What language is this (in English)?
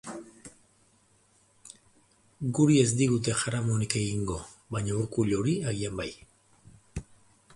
Basque